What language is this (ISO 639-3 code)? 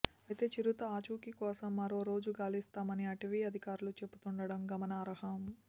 tel